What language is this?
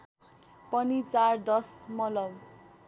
Nepali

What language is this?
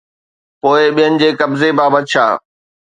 Sindhi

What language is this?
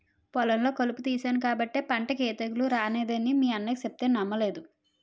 Telugu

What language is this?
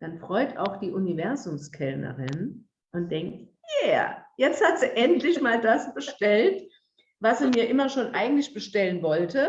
German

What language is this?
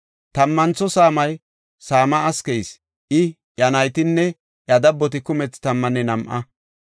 Gofa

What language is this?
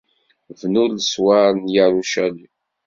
Kabyle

